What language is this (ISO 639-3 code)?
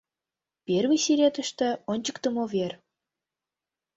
chm